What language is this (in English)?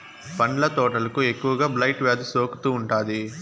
Telugu